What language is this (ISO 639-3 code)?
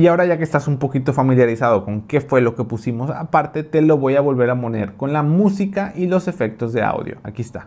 spa